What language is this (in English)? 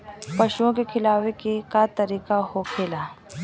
Bhojpuri